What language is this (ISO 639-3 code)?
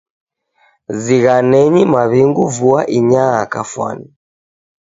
dav